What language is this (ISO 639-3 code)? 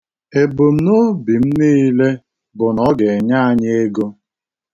ibo